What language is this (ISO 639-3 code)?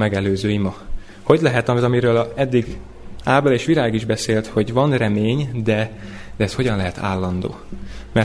hun